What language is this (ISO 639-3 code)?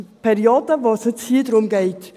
gsw